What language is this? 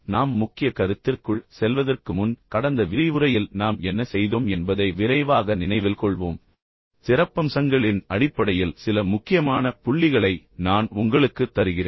Tamil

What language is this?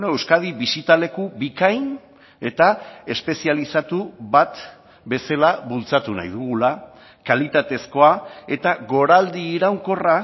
Basque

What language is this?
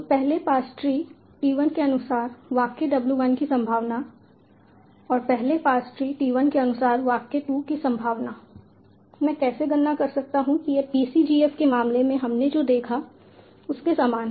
Hindi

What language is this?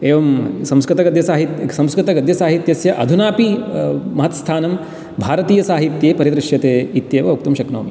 Sanskrit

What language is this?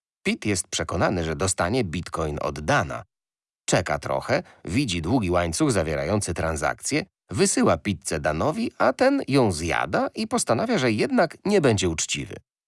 Polish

